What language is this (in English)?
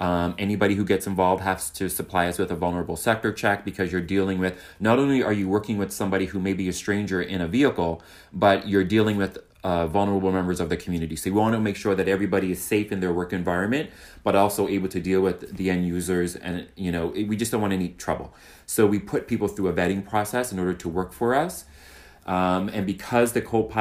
English